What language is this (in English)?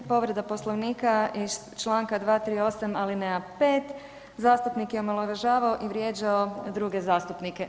Croatian